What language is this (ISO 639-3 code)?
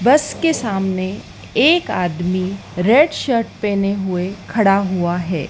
hin